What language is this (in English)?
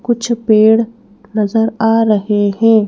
Hindi